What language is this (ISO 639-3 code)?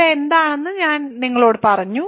mal